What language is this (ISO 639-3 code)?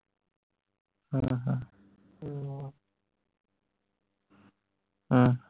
pan